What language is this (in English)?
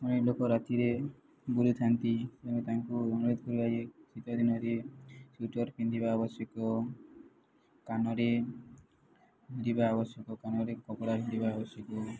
Odia